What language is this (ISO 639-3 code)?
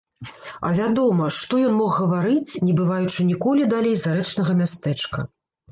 bel